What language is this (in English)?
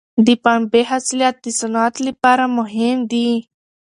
Pashto